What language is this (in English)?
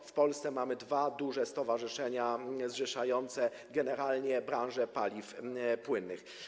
Polish